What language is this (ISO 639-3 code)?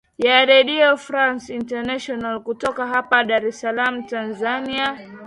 swa